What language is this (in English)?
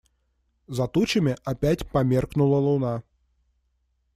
Russian